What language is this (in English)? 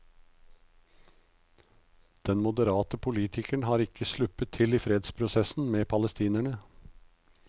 Norwegian